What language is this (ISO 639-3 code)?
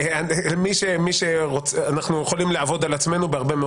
heb